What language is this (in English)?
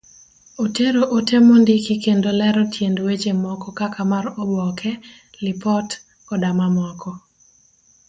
Luo (Kenya and Tanzania)